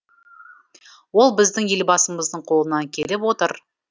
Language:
Kazakh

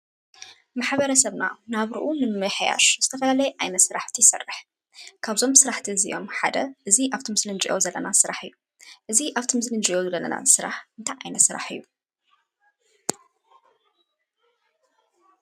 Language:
Tigrinya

